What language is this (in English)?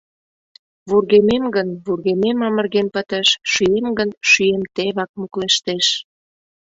Mari